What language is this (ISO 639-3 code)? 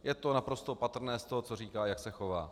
ces